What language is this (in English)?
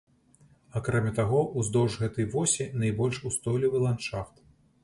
Belarusian